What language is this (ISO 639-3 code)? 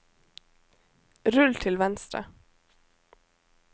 nor